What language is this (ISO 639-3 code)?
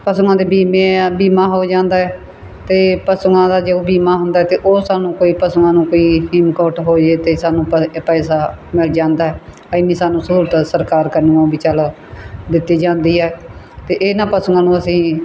pan